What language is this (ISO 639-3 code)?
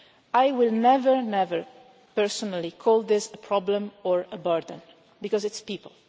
eng